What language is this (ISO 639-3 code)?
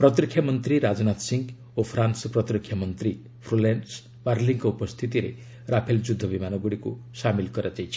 ori